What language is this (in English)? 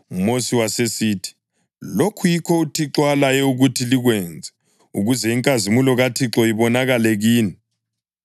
North Ndebele